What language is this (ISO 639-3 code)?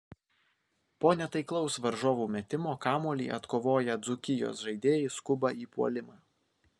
lit